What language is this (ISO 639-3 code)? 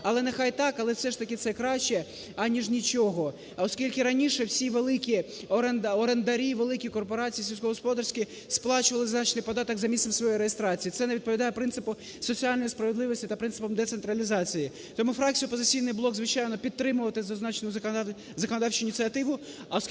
ukr